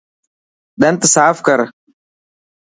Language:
Dhatki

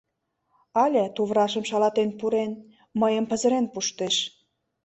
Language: Mari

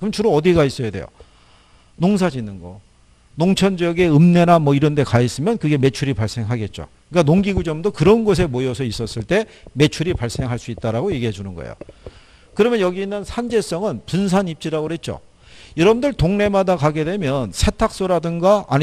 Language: Korean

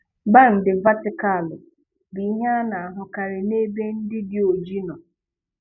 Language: Igbo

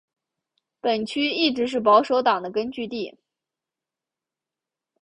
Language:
Chinese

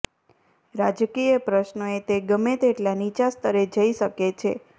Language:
Gujarati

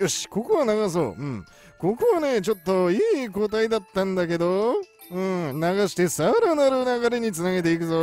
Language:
Japanese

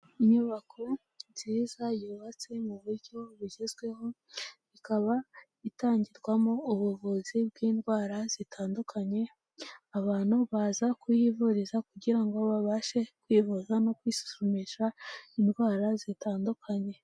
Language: Kinyarwanda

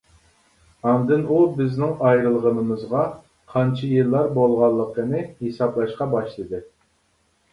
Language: Uyghur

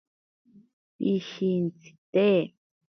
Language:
Ashéninka Perené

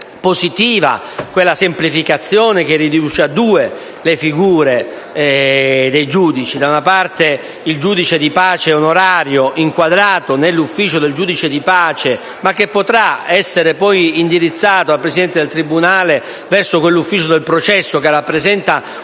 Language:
Italian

